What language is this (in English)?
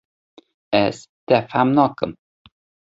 Kurdish